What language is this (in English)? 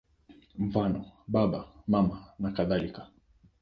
Swahili